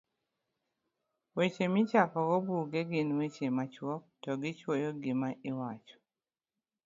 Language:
Luo (Kenya and Tanzania)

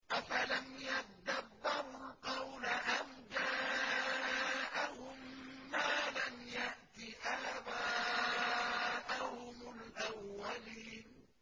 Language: Arabic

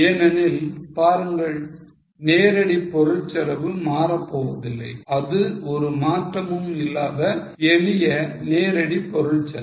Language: Tamil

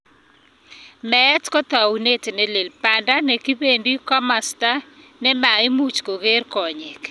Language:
Kalenjin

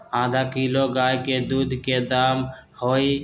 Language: Magahi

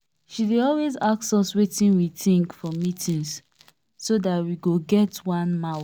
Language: Nigerian Pidgin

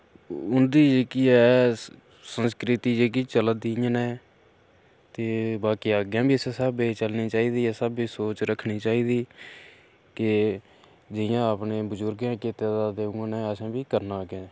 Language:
Dogri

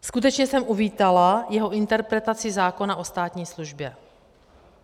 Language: Czech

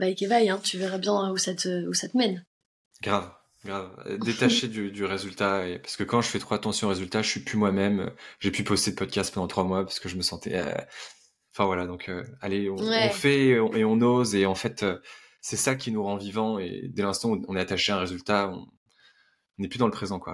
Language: French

